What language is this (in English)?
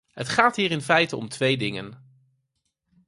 Dutch